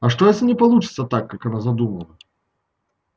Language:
Russian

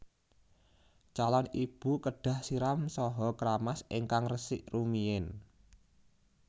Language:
Javanese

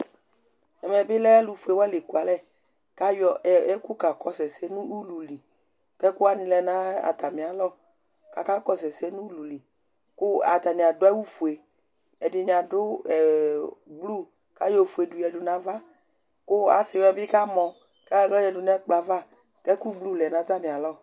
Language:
Ikposo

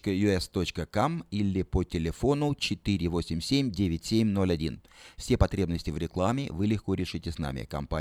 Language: Russian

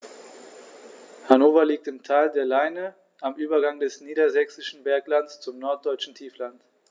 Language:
German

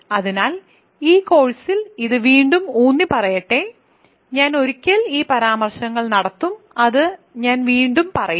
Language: Malayalam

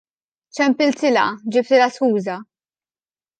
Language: Maltese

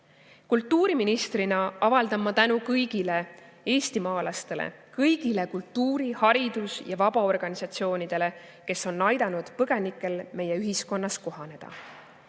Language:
Estonian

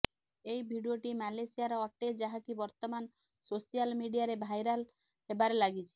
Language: Odia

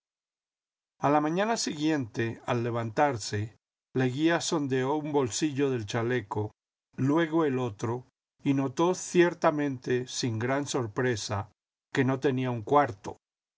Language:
Spanish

